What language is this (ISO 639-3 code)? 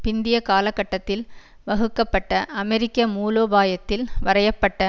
tam